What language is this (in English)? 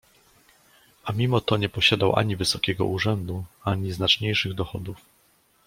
Polish